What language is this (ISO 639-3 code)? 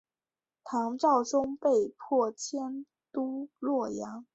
zho